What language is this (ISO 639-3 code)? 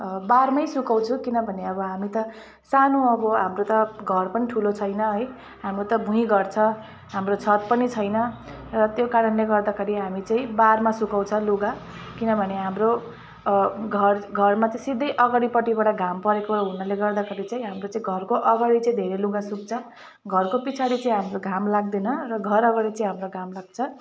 nep